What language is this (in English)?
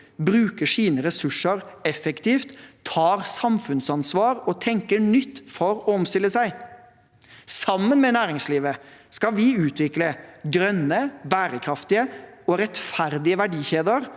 Norwegian